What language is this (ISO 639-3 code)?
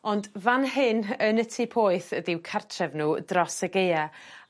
cym